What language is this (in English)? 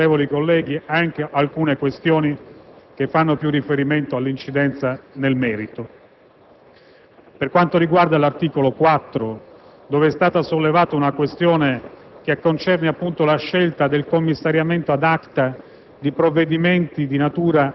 Italian